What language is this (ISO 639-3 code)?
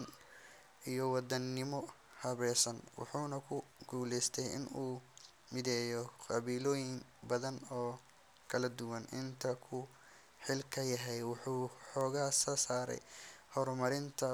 som